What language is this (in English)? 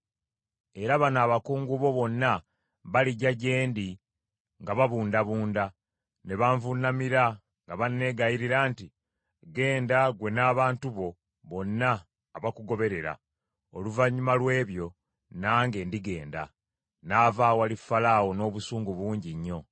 Ganda